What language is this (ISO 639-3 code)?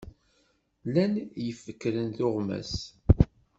kab